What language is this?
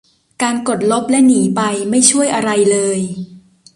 Thai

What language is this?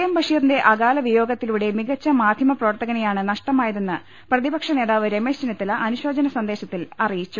Malayalam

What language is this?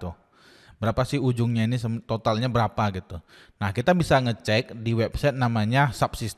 Indonesian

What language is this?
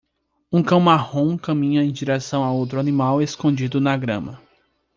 Portuguese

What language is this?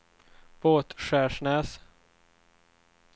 Swedish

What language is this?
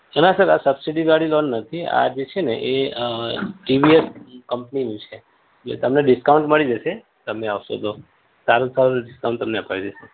Gujarati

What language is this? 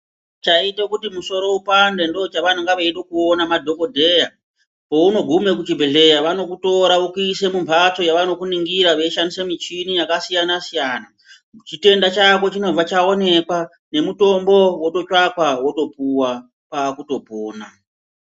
Ndau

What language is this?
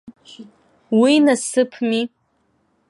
Abkhazian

